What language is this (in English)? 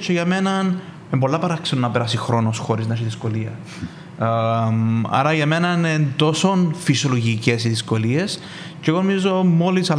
Greek